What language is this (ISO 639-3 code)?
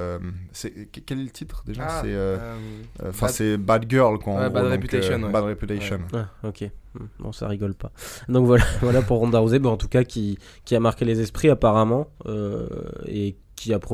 fra